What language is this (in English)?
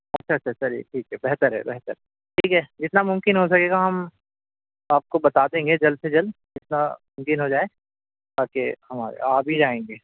Urdu